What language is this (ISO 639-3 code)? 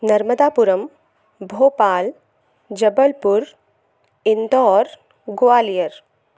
hin